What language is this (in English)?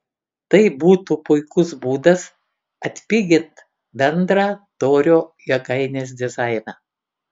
Lithuanian